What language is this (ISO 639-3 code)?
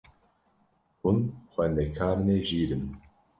kur